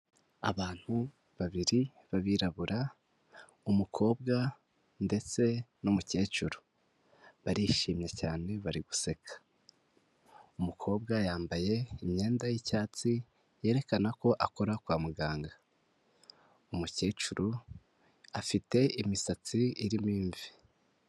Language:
Kinyarwanda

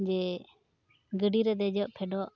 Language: Santali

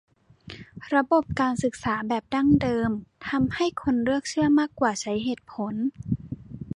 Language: Thai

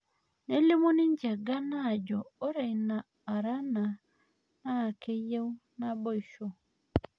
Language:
Masai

